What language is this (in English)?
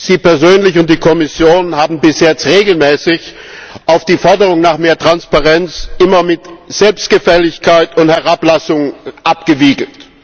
German